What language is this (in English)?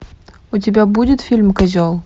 Russian